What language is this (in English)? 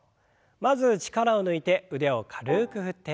Japanese